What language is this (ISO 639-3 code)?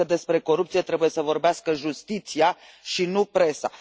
ron